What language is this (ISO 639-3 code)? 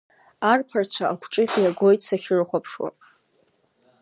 abk